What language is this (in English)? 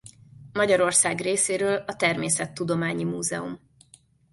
Hungarian